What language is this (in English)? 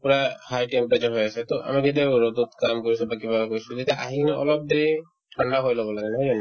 Assamese